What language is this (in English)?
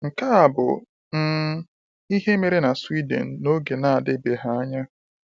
Igbo